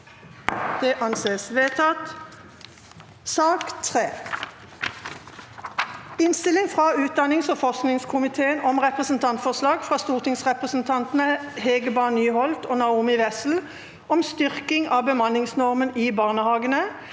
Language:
Norwegian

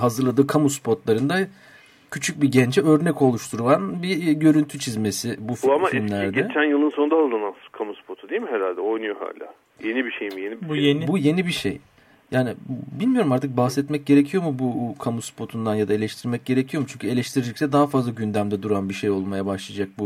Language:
Turkish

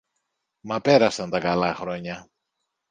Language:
Greek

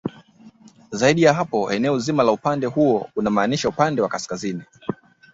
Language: Swahili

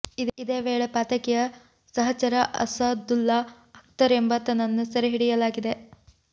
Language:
Kannada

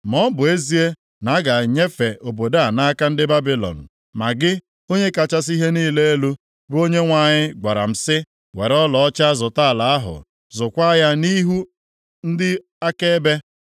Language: Igbo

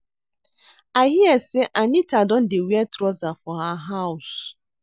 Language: Nigerian Pidgin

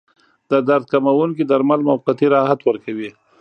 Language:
Pashto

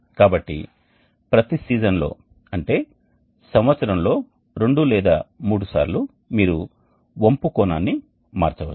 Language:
Telugu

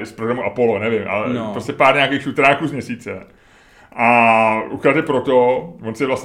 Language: Czech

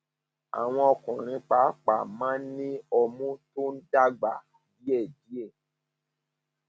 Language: Yoruba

